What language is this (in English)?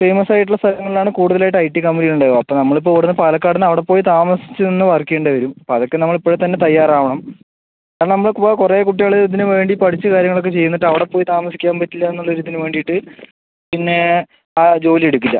Malayalam